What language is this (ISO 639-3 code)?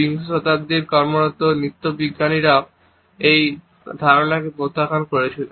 ben